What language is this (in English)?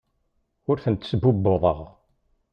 Kabyle